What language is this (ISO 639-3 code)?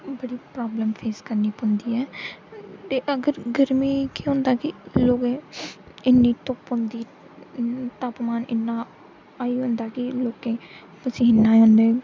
doi